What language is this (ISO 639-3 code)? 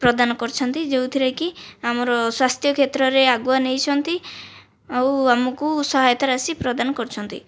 ori